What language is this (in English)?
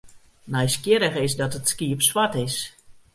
Western Frisian